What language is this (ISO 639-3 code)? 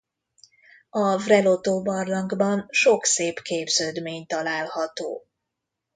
hun